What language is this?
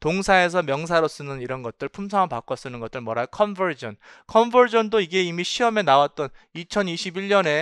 Korean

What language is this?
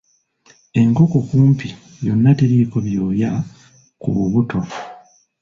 Ganda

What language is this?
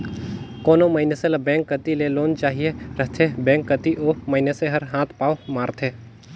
Chhattisgarhi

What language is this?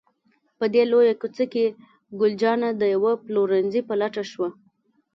Pashto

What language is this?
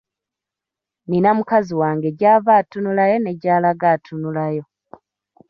Ganda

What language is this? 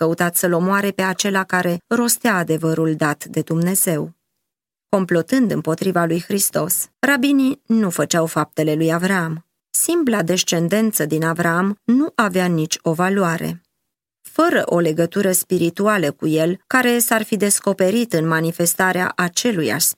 Romanian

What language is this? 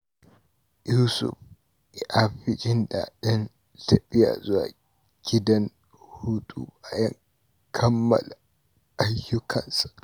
Hausa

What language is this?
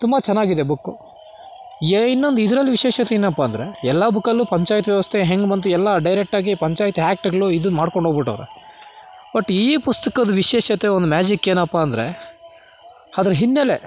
Kannada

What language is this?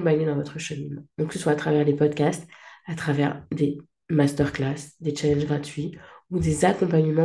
French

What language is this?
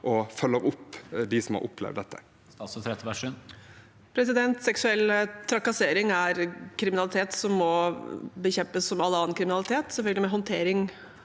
Norwegian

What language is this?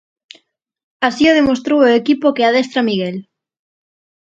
Galician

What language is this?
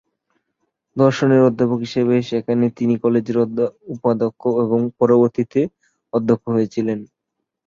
Bangla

